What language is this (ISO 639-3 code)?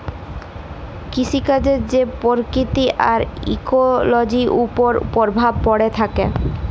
ben